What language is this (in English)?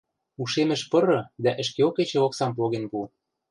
Western Mari